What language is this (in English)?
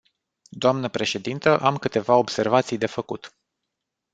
Romanian